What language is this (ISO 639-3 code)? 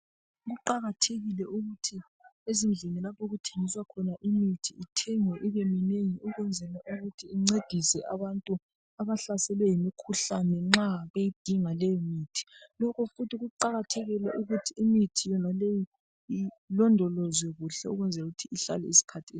nde